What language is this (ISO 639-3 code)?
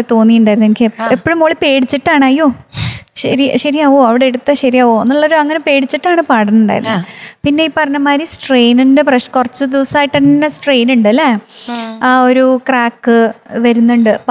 mal